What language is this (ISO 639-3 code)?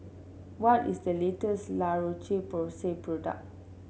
eng